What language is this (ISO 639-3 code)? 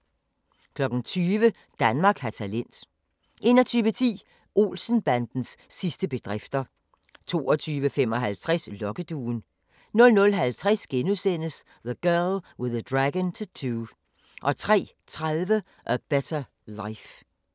dan